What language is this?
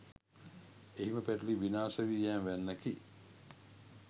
Sinhala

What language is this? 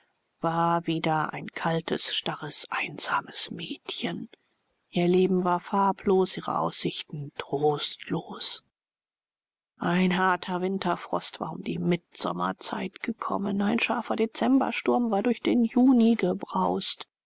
German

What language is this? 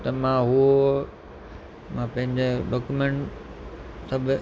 Sindhi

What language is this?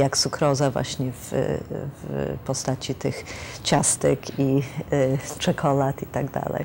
Polish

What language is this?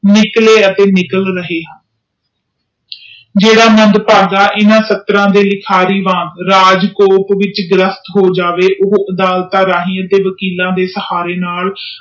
Punjabi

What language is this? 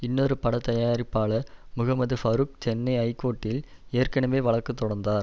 Tamil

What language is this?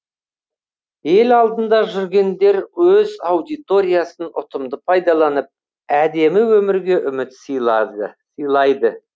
Kazakh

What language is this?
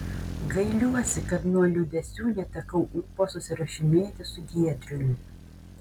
Lithuanian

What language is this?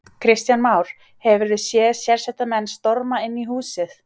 Icelandic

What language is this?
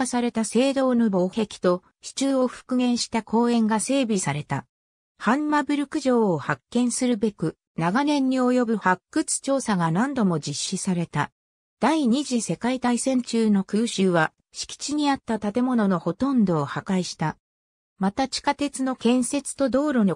Japanese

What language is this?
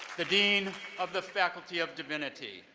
English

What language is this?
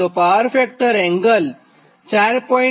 Gujarati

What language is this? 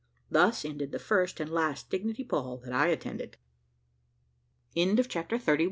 English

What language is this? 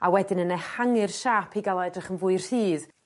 Welsh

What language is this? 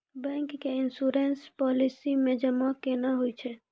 Maithili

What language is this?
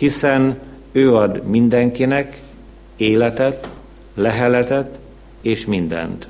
Hungarian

